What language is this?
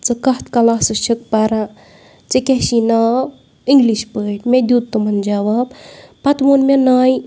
Kashmiri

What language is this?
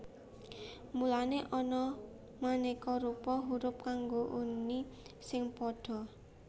Javanese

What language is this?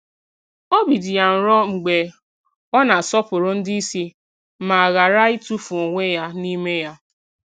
Igbo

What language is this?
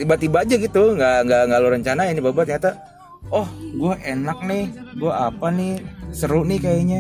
Indonesian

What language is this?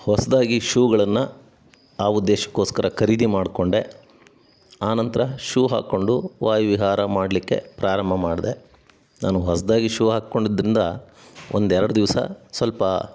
Kannada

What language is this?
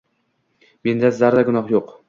Uzbek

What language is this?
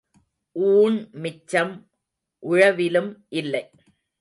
Tamil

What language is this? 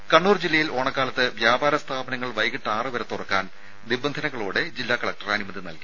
Malayalam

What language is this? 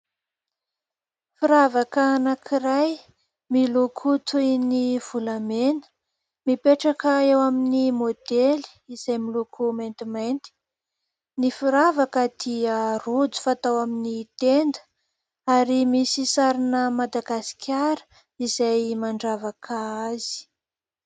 Malagasy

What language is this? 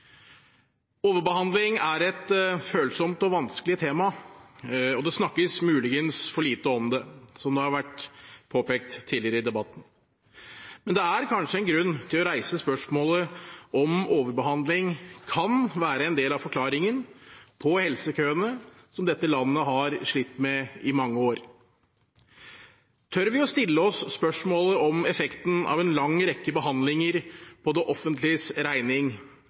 Norwegian Bokmål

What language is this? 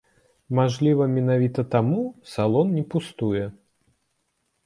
Belarusian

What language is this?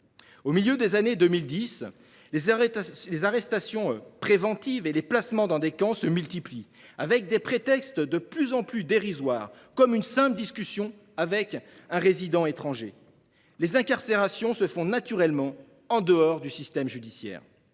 French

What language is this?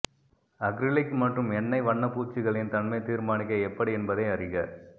Tamil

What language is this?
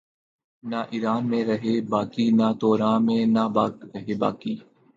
Urdu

